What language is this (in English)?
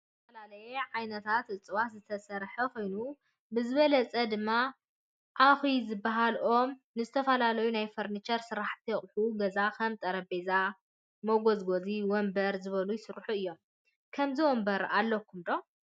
Tigrinya